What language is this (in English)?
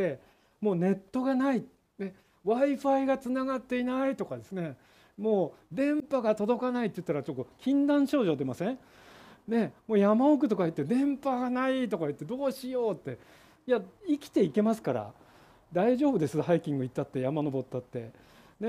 Japanese